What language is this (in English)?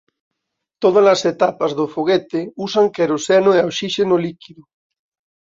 Galician